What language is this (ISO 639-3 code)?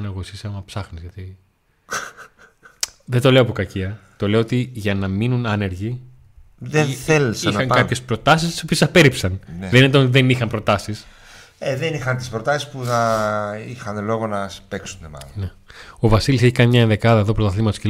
ell